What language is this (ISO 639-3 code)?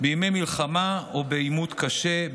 heb